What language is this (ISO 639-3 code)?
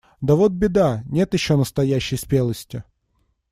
rus